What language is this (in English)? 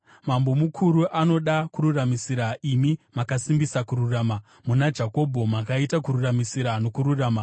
Shona